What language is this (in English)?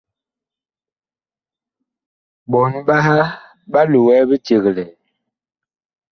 Bakoko